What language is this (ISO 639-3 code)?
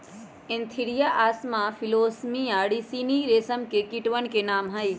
mag